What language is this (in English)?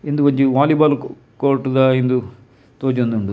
Tulu